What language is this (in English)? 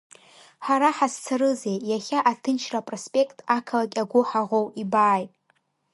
Abkhazian